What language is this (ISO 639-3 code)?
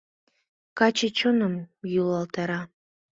chm